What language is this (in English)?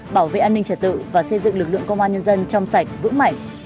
Vietnamese